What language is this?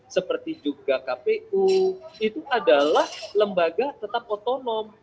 Indonesian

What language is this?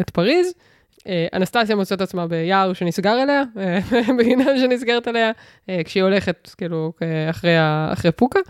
Hebrew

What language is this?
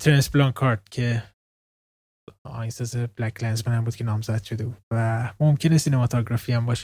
Persian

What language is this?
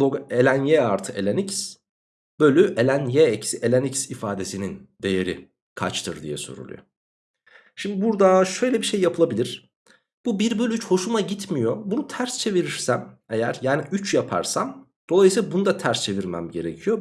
Turkish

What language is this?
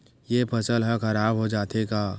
Chhattisgarhi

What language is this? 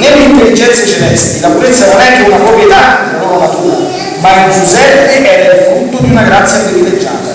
Italian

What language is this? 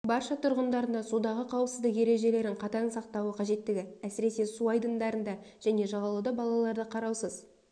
Kazakh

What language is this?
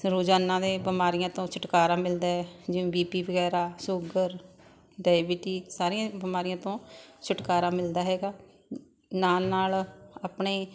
Punjabi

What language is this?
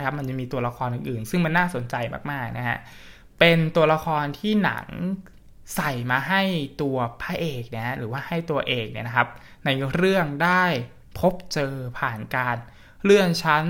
Thai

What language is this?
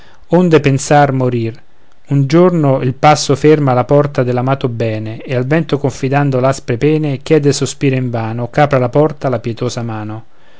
Italian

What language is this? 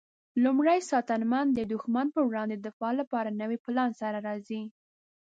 Pashto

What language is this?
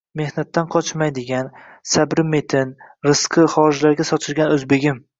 Uzbek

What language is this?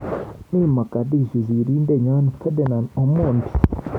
Kalenjin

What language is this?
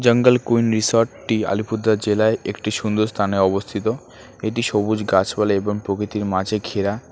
Bangla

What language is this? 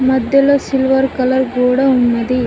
Telugu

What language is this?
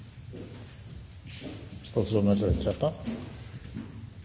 Norwegian Nynorsk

